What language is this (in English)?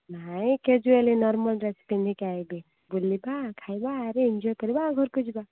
Odia